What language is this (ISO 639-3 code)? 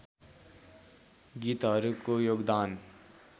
nep